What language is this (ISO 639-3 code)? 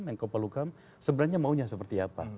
ind